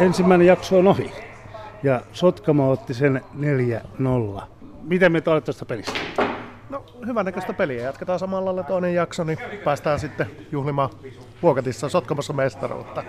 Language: Finnish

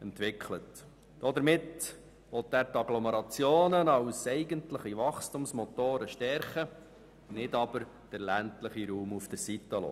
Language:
Swiss German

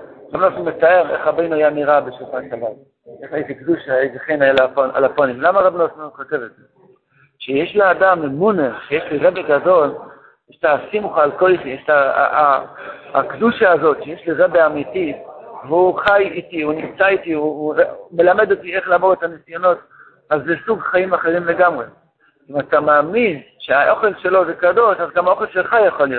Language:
Hebrew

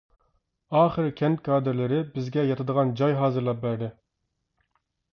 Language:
Uyghur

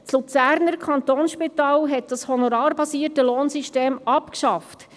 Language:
Swiss German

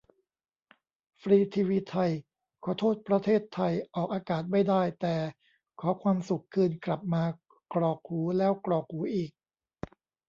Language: Thai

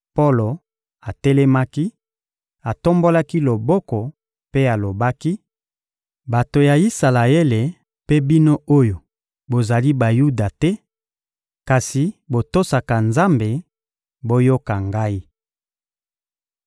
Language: Lingala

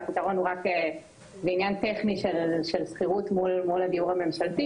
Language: Hebrew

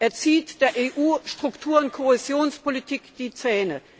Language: German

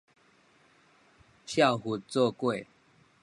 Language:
Min Nan Chinese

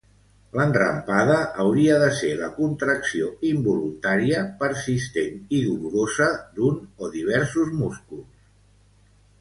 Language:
Catalan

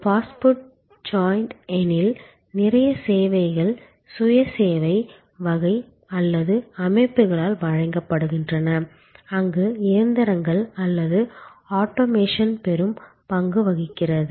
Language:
Tamil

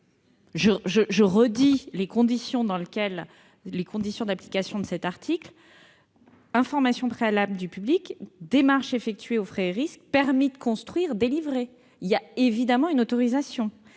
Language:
French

